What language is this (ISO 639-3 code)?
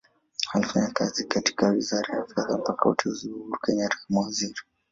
swa